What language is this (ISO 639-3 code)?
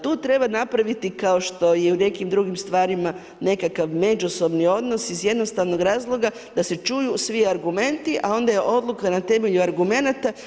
hrv